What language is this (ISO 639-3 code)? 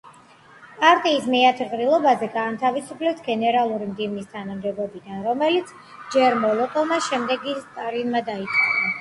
kat